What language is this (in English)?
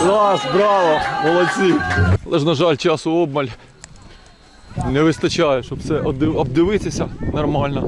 Ukrainian